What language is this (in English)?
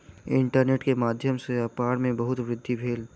Maithili